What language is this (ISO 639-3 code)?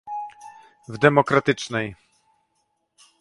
pol